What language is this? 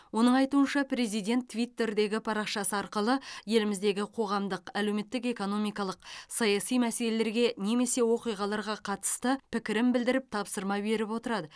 Kazakh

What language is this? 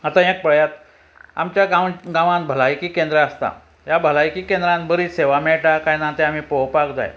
Konkani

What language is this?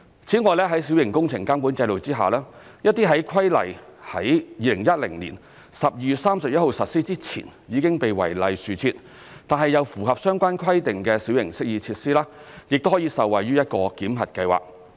Cantonese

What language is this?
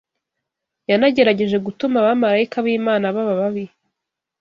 Kinyarwanda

